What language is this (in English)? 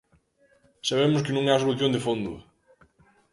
Galician